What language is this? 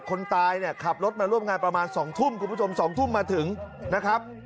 Thai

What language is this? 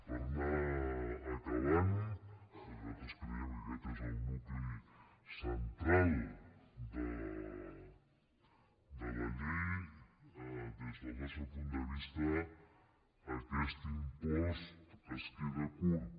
Catalan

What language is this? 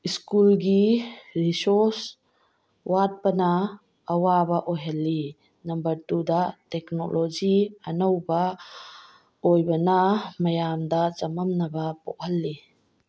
Manipuri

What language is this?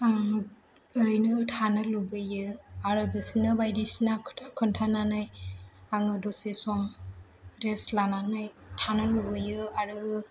Bodo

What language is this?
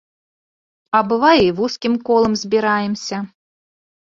Belarusian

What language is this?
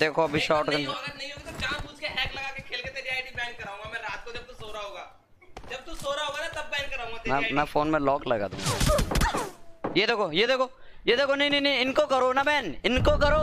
Hindi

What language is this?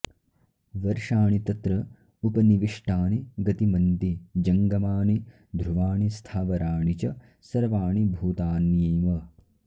Sanskrit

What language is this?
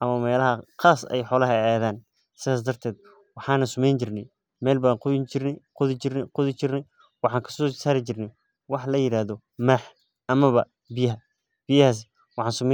Somali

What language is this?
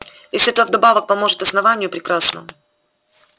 Russian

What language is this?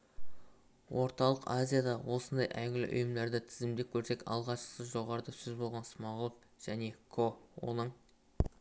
Kazakh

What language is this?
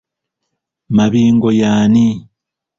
Ganda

